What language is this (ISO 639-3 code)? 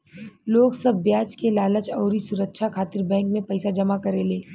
bho